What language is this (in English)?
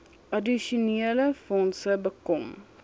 Afrikaans